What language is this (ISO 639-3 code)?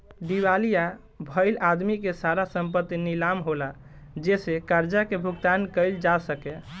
bho